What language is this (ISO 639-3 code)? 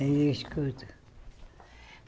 por